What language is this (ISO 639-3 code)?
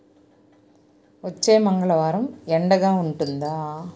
tel